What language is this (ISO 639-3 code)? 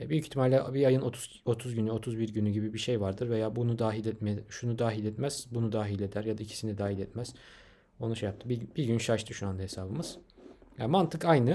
tur